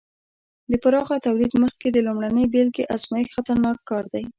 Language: Pashto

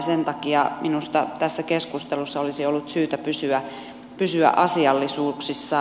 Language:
Finnish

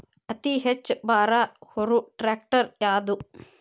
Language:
Kannada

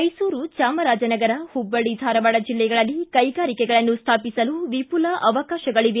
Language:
Kannada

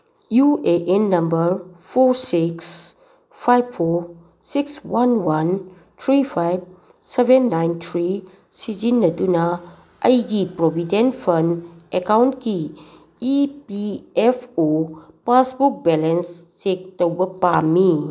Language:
Manipuri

